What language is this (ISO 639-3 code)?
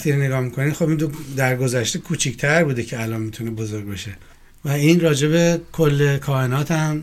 fas